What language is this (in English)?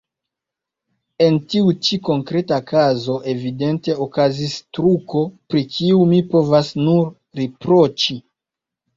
Esperanto